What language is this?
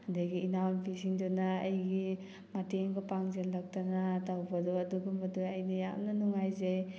Manipuri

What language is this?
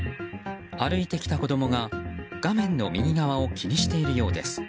Japanese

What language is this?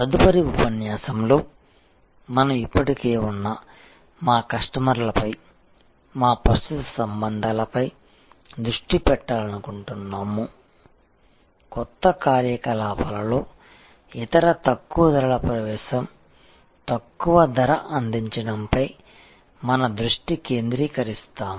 Telugu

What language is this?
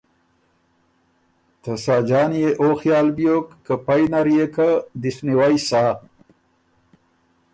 Ormuri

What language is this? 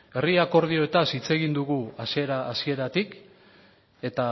Basque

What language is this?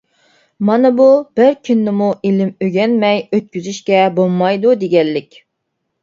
Uyghur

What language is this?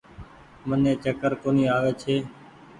Goaria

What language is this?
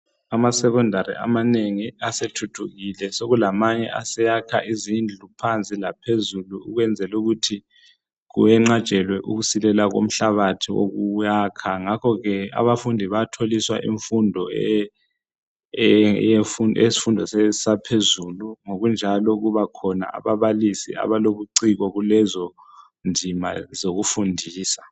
North Ndebele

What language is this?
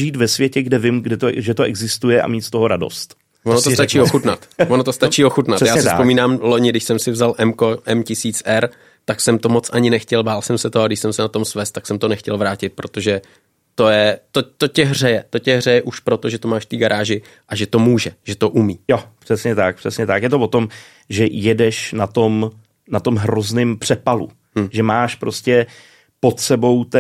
Czech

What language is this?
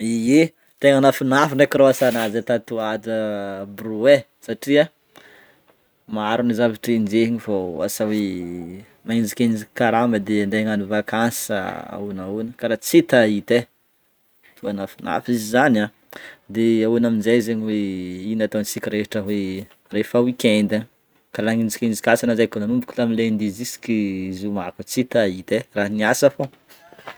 Northern Betsimisaraka Malagasy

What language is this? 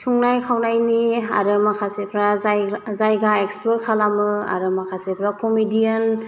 Bodo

